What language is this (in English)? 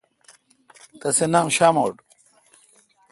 Kalkoti